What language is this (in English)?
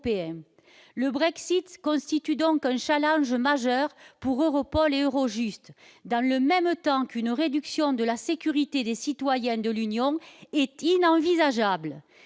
French